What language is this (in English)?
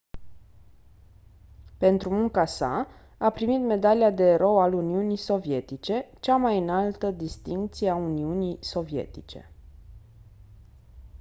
Romanian